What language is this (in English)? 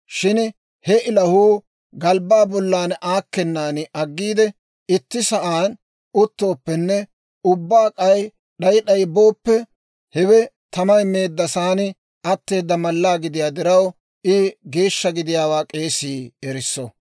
Dawro